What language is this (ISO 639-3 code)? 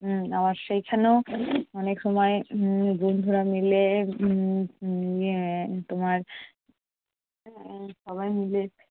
ben